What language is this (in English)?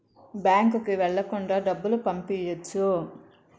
Telugu